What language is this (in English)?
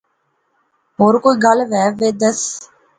Pahari-Potwari